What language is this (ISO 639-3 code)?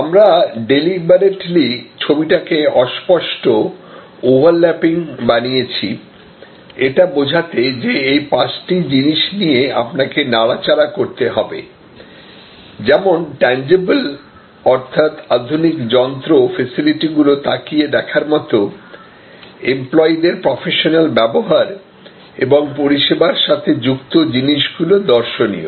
ben